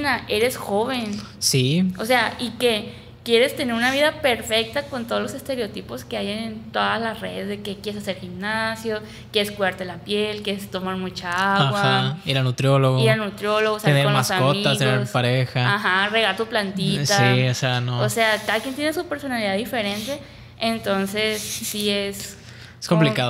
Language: Spanish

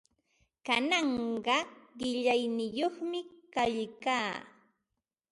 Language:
Ambo-Pasco Quechua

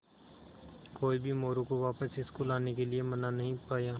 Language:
Hindi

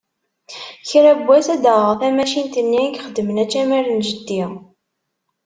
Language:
Kabyle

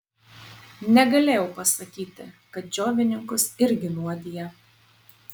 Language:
Lithuanian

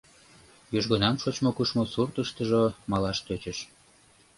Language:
Mari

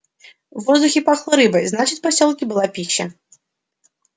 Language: Russian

